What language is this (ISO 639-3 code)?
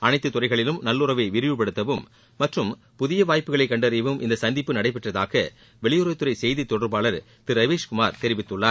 tam